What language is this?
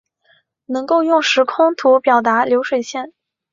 Chinese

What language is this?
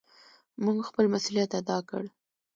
Pashto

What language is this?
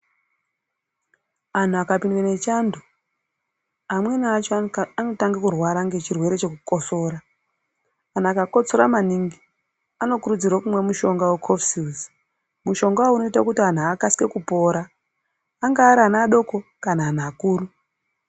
Ndau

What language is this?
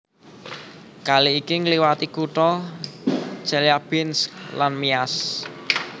Javanese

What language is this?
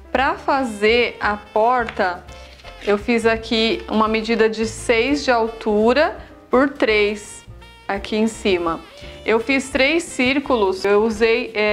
Portuguese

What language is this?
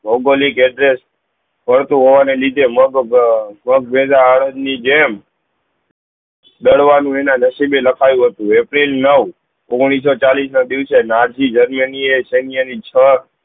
Gujarati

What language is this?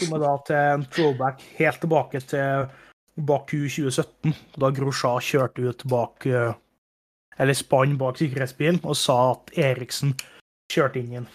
Danish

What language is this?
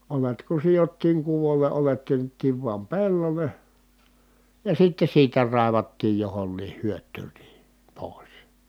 Finnish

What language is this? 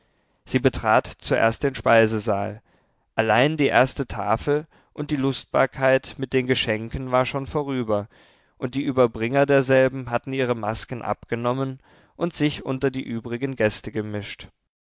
German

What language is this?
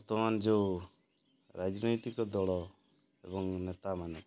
Odia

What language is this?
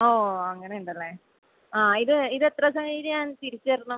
Malayalam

